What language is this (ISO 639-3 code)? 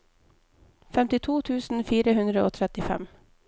nor